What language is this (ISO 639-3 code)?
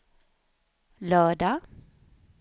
swe